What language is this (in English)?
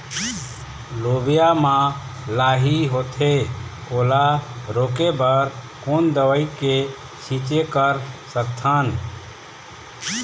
Chhattisgarhi